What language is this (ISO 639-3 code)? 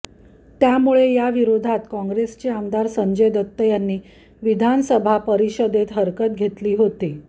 mar